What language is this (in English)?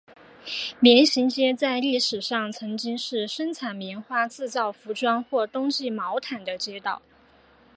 Chinese